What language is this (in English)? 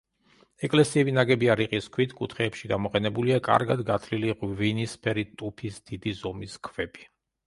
Georgian